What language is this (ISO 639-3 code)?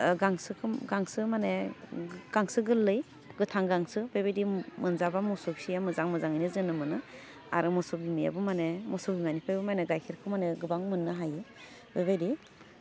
brx